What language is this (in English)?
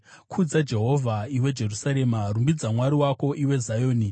Shona